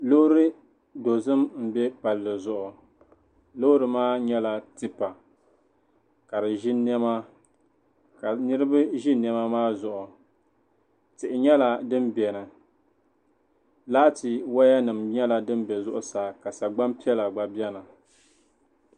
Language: Dagbani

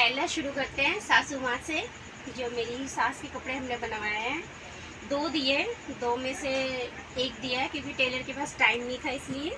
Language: Hindi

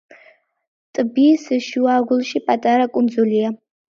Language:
Georgian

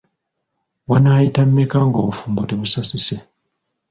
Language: Ganda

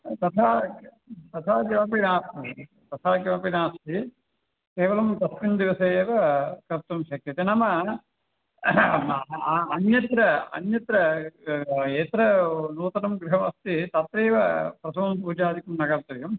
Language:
Sanskrit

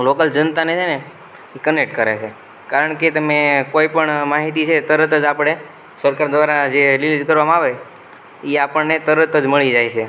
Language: Gujarati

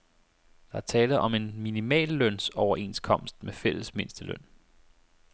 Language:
Danish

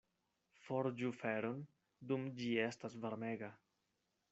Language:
Esperanto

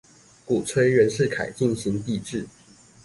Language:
Chinese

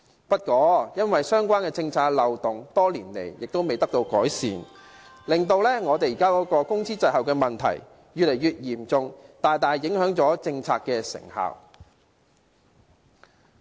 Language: Cantonese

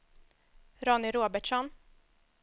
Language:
Swedish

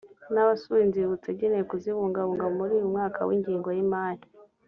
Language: Kinyarwanda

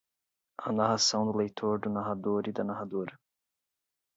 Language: Portuguese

